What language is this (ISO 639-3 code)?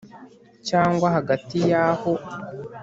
kin